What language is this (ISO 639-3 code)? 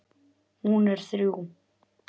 isl